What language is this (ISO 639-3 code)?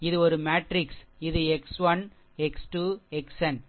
tam